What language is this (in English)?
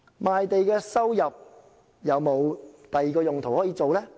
Cantonese